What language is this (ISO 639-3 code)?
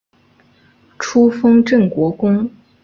zho